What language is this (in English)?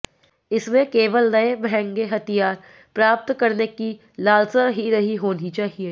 Hindi